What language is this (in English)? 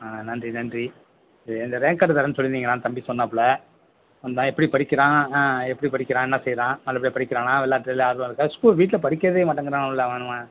Tamil